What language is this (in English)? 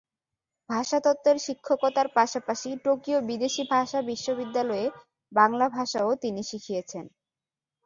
Bangla